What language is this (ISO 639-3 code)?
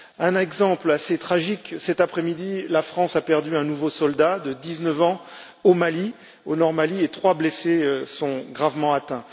fra